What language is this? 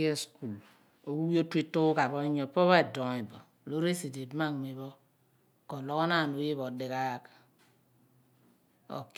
Abua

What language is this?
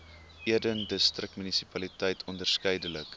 Afrikaans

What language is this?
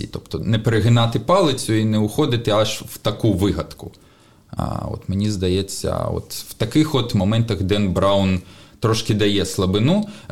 Ukrainian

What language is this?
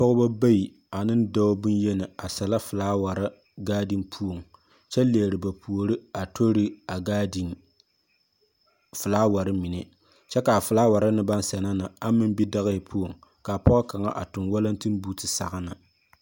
Southern Dagaare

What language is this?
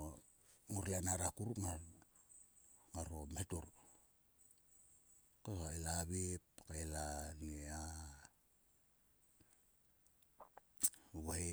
Sulka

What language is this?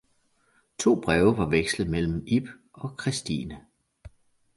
Danish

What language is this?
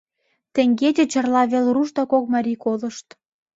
Mari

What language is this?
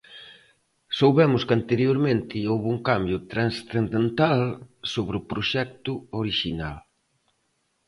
Galician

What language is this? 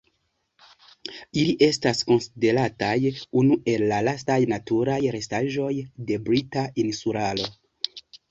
Esperanto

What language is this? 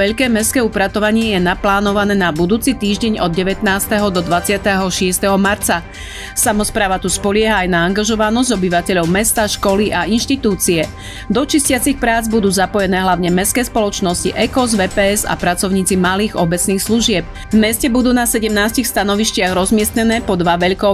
Slovak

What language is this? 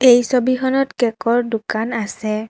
Assamese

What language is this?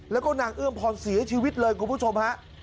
Thai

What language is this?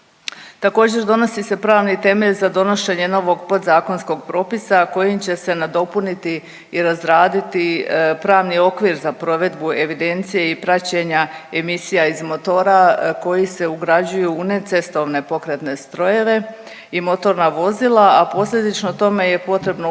Croatian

